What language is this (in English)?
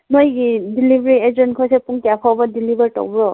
Manipuri